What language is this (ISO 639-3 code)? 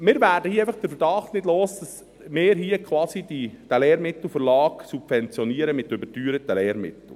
gsw